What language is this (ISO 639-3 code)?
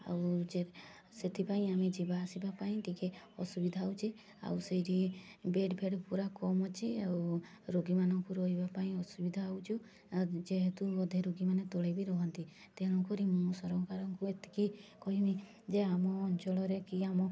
ori